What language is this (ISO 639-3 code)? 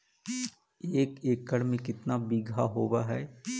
mag